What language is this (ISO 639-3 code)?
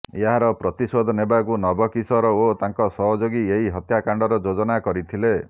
ori